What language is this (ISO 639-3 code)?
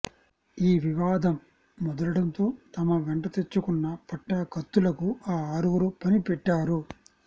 tel